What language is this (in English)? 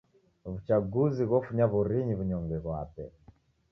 Taita